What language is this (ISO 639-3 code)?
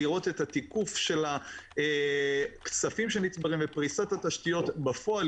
heb